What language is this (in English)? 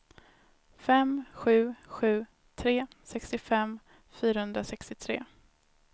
Swedish